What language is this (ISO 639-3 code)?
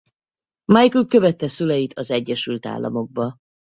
hun